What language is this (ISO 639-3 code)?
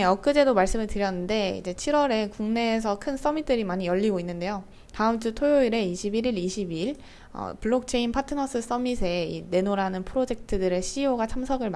kor